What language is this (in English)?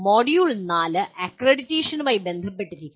Malayalam